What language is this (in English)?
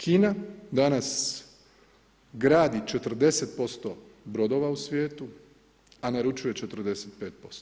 Croatian